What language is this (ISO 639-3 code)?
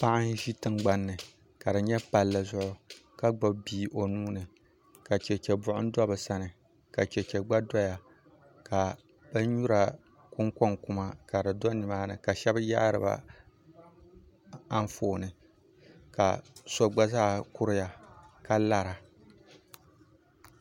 dag